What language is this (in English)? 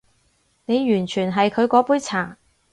Cantonese